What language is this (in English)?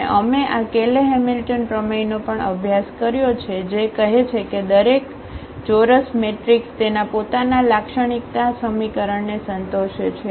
Gujarati